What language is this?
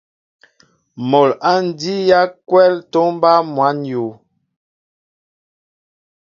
Mbo (Cameroon)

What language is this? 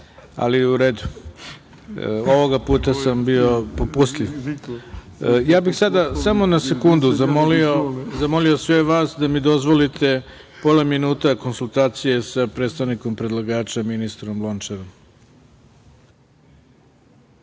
Serbian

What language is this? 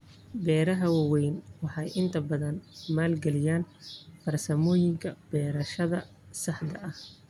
Somali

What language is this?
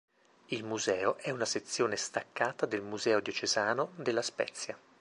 Italian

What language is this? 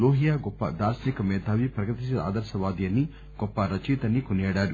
Telugu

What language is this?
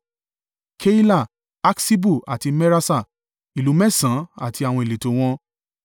Yoruba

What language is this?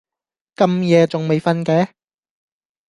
Cantonese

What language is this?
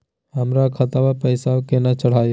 Magahi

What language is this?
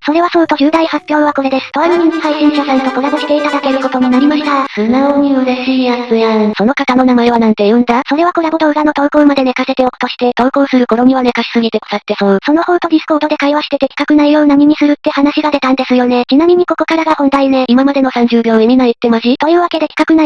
Japanese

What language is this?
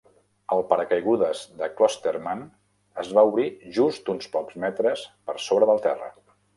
Catalan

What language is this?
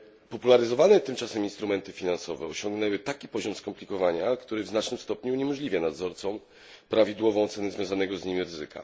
Polish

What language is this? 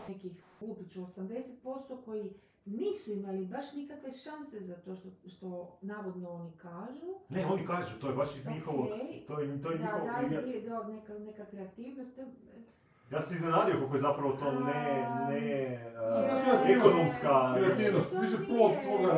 Croatian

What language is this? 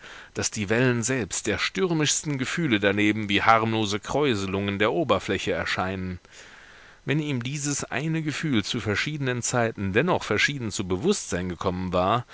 German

